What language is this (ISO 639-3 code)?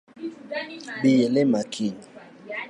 luo